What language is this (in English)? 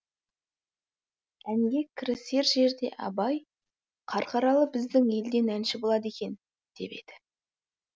Kazakh